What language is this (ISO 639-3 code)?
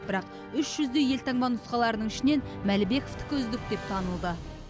kaz